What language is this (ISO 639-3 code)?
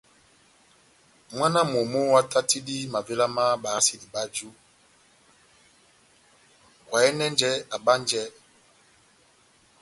bnm